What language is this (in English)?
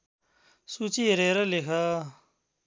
Nepali